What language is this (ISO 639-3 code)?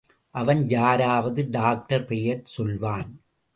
tam